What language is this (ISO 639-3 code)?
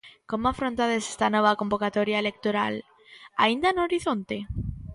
glg